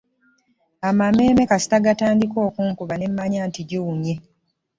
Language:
Ganda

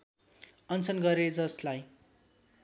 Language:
Nepali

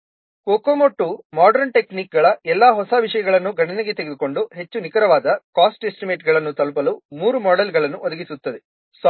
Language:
Kannada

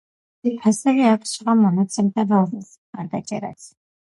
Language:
Georgian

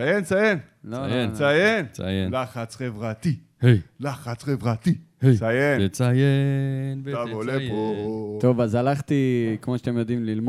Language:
Hebrew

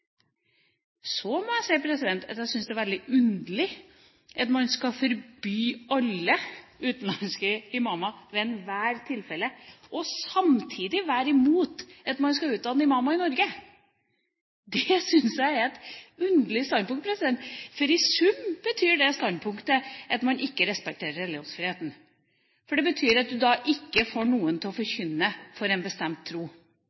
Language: Norwegian Bokmål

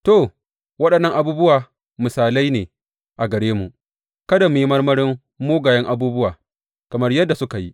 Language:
Hausa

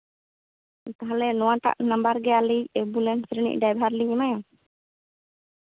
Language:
Santali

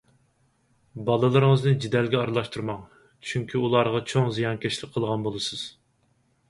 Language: Uyghur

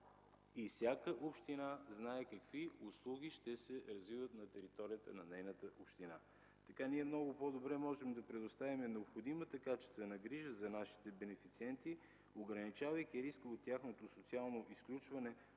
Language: Bulgarian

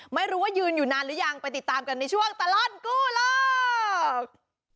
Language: Thai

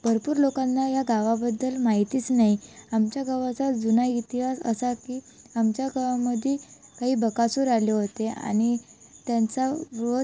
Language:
Marathi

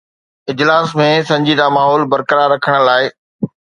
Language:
Sindhi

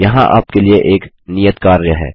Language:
Hindi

